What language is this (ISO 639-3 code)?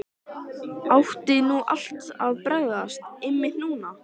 isl